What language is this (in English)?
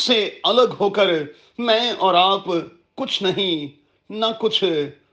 Urdu